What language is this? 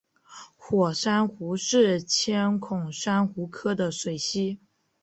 Chinese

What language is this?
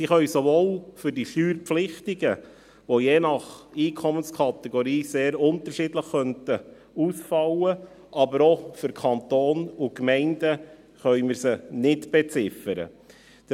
Swiss German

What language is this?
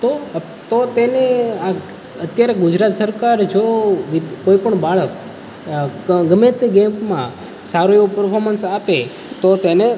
Gujarati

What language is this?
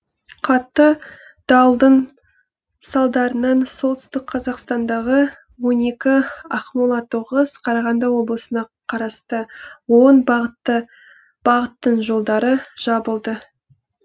Kazakh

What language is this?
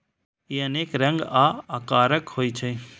Maithili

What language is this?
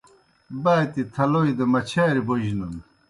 Kohistani Shina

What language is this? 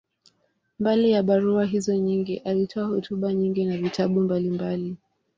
Swahili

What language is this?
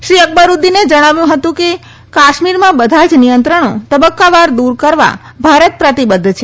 Gujarati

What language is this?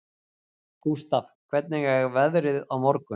Icelandic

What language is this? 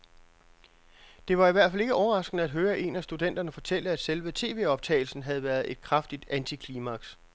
Danish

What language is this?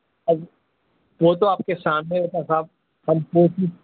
Urdu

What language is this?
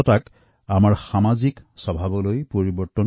Assamese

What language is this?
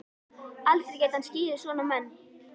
Icelandic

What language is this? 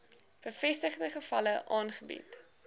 Afrikaans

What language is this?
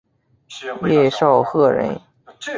Chinese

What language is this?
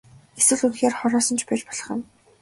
Mongolian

